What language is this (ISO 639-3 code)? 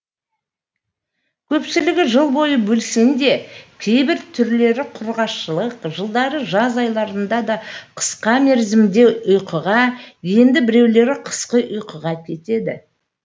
kaz